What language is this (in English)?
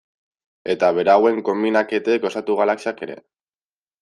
Basque